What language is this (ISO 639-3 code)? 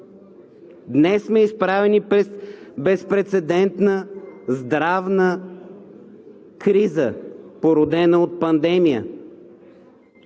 bul